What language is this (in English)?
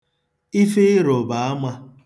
Igbo